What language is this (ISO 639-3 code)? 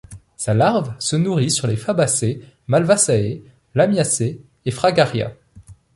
fra